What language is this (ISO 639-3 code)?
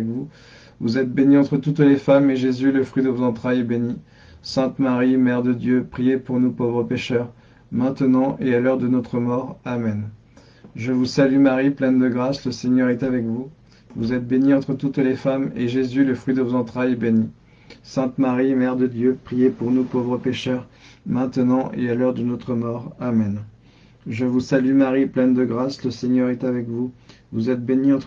fra